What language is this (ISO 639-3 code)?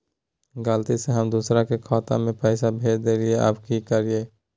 mag